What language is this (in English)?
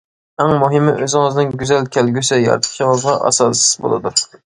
Uyghur